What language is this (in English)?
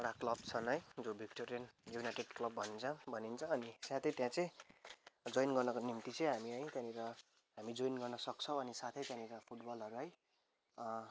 Nepali